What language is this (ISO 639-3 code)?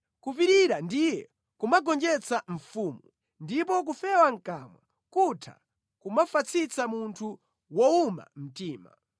nya